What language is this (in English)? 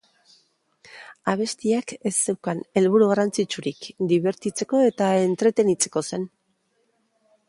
Basque